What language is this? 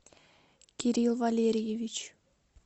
Russian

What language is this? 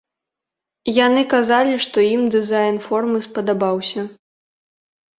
Belarusian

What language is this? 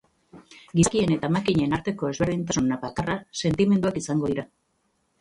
Basque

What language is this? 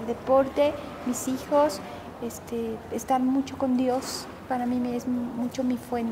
Spanish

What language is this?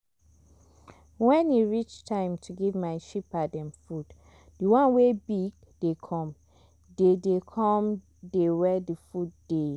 Nigerian Pidgin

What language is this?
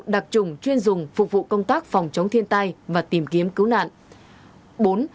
Vietnamese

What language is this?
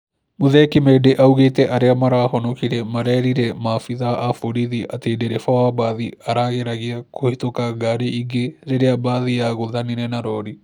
Kikuyu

